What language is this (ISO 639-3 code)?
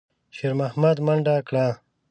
pus